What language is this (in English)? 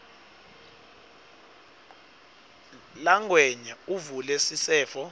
Swati